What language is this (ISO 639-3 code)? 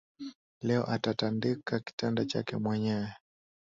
swa